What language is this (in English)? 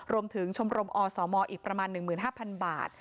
Thai